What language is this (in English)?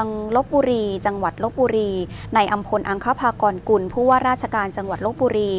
Thai